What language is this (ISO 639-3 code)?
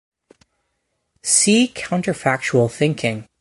eng